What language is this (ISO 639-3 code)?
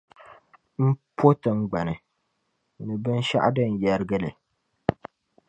dag